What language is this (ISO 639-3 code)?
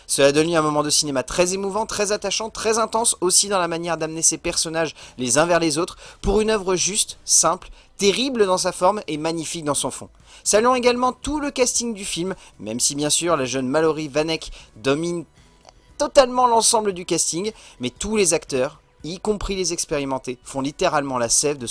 fra